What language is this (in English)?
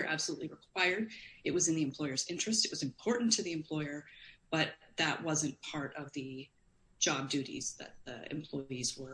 English